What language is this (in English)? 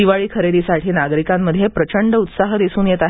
Marathi